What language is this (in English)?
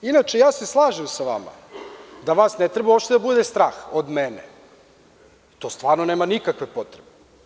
Serbian